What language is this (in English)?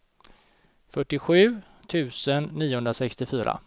Swedish